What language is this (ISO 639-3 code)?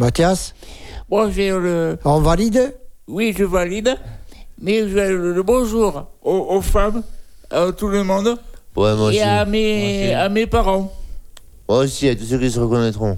fra